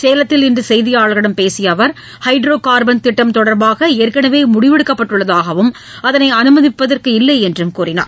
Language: Tamil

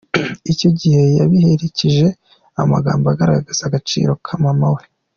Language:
Kinyarwanda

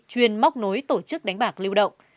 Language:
Vietnamese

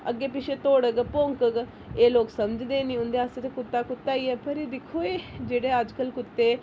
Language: Dogri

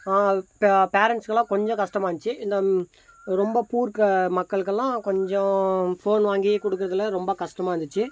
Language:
Tamil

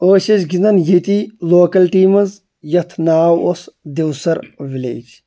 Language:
Kashmiri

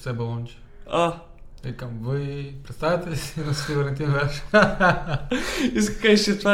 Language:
Bulgarian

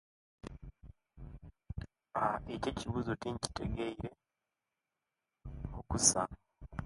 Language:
Kenyi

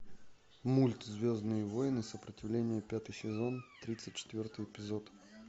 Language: Russian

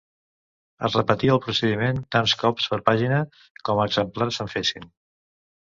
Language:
Catalan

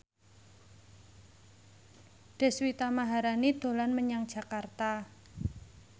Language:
Javanese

